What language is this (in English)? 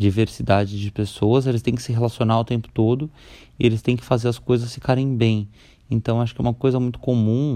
Portuguese